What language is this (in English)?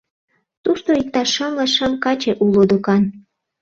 Mari